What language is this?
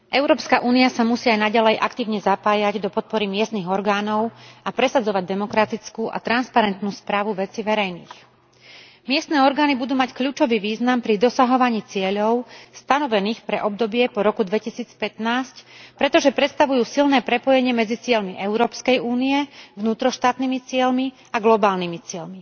Slovak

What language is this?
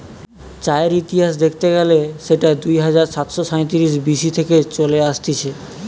Bangla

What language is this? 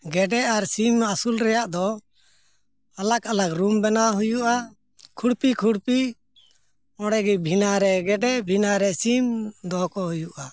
Santali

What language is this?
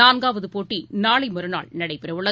Tamil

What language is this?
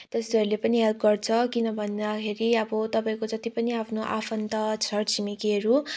Nepali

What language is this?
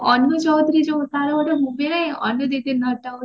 Odia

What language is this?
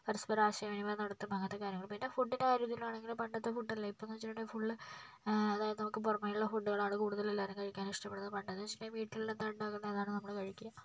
Malayalam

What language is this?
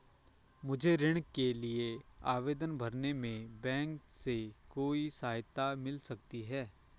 Hindi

